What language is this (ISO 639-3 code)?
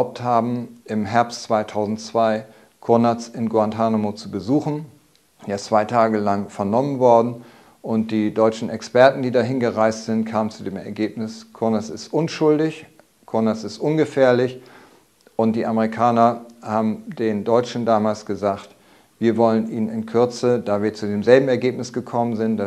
deu